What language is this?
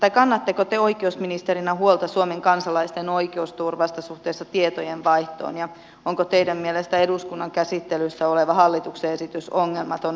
Finnish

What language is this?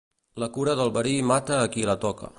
Catalan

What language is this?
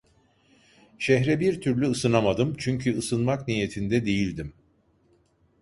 Turkish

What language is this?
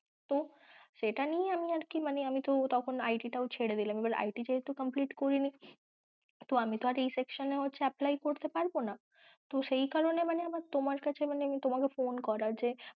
Bangla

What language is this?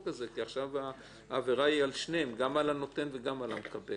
Hebrew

